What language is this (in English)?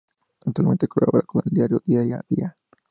Spanish